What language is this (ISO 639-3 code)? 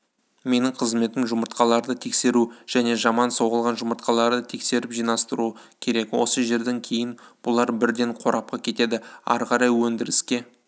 kaz